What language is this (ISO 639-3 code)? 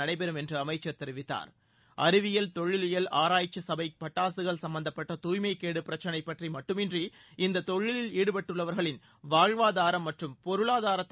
tam